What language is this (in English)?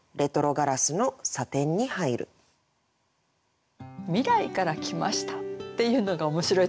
Japanese